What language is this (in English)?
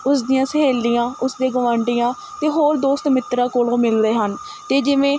Punjabi